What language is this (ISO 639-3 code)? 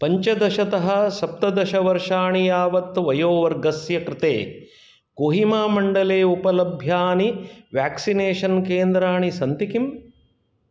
san